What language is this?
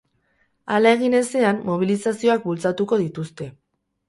Basque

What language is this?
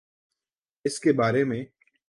Urdu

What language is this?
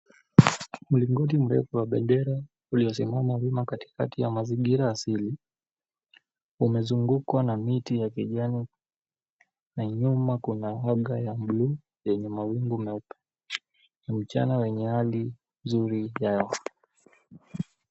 Swahili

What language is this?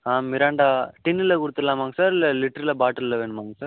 Tamil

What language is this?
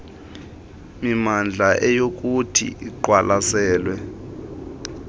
Xhosa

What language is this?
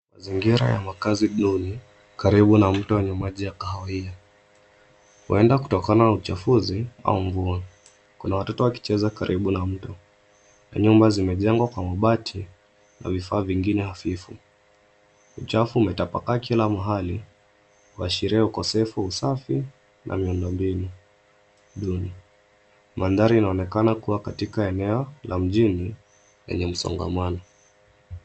Swahili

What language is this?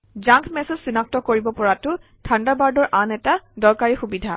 Assamese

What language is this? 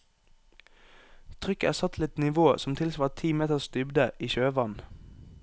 Norwegian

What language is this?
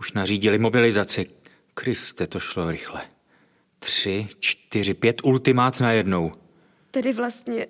Czech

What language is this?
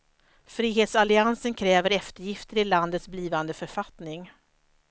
Swedish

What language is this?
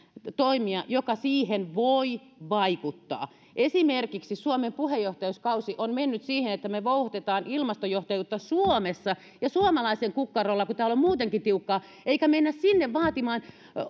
Finnish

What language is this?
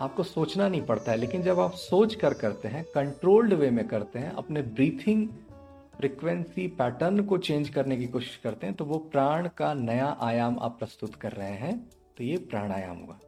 Hindi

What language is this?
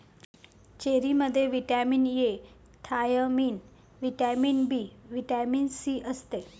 Marathi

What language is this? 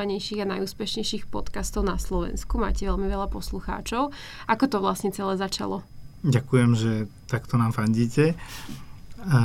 Slovak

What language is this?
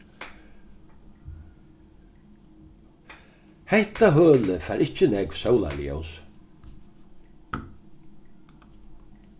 Faroese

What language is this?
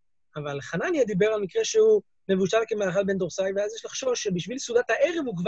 Hebrew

